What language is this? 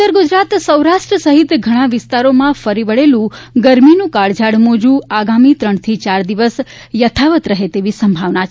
Gujarati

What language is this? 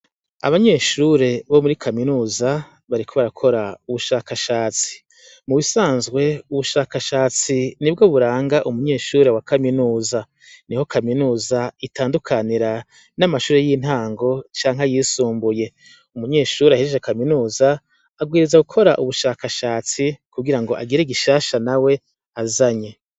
Rundi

